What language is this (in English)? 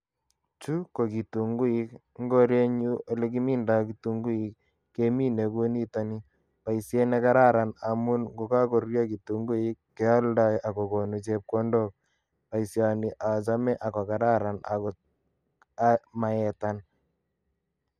Kalenjin